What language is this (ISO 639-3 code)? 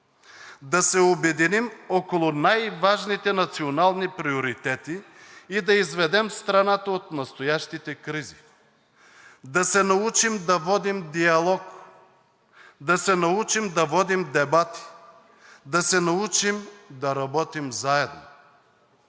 bul